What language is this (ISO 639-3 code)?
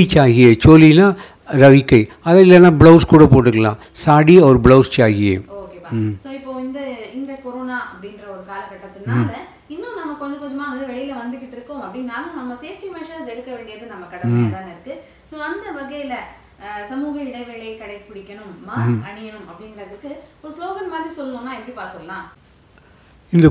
tam